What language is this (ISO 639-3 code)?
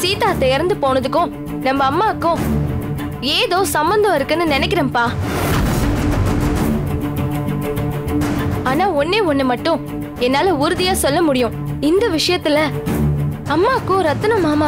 tam